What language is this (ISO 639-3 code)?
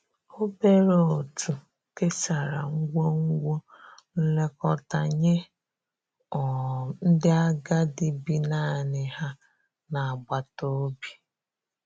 ibo